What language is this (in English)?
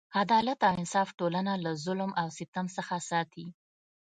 Pashto